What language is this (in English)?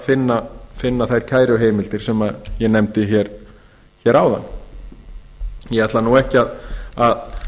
Icelandic